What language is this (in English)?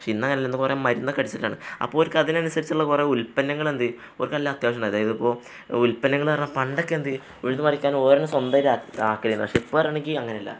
Malayalam